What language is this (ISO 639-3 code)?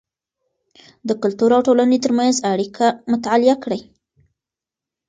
pus